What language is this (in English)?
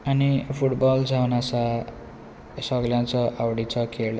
Konkani